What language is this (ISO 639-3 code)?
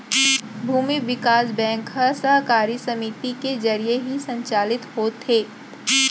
hne